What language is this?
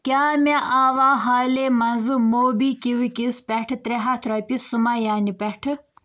Kashmiri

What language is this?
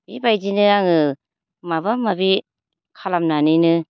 Bodo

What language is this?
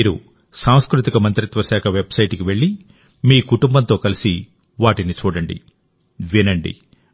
Telugu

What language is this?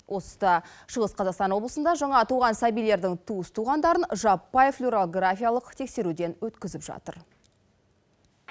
Kazakh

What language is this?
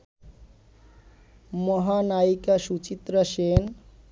Bangla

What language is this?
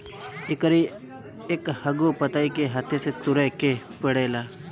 Bhojpuri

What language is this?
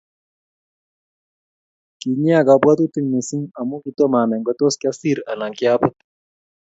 Kalenjin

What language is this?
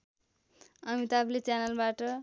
Nepali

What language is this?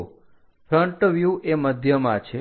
Gujarati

